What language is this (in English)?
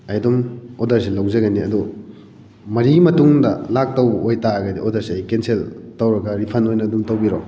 Manipuri